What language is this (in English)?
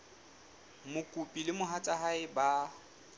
Southern Sotho